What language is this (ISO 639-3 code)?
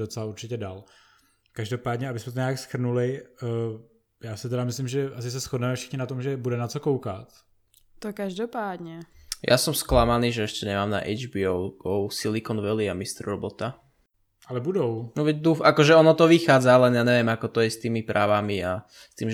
ces